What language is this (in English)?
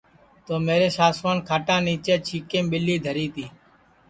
Sansi